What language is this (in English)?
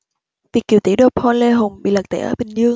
Vietnamese